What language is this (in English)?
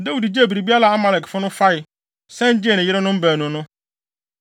Akan